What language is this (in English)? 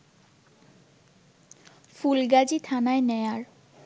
Bangla